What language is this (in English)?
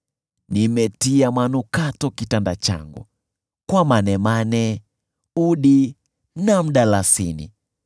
Swahili